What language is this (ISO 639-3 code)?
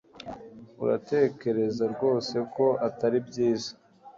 kin